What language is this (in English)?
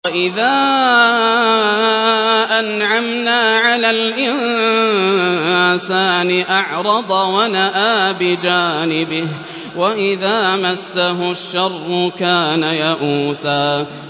Arabic